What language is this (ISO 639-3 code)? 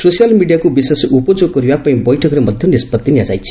ori